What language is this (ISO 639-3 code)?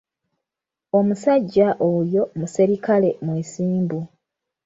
lug